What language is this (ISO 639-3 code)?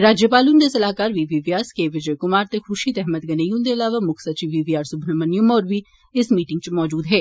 doi